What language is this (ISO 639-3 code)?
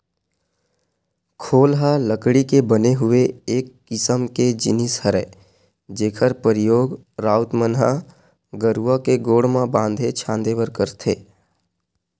hne